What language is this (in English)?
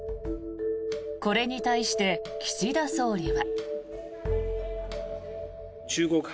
Japanese